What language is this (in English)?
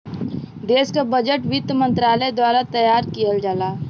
Bhojpuri